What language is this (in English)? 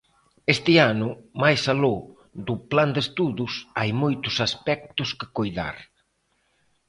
Galician